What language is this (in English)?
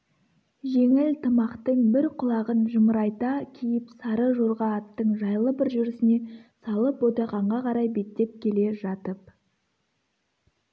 Kazakh